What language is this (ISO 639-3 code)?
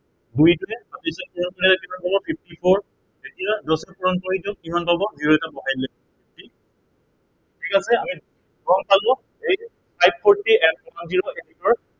asm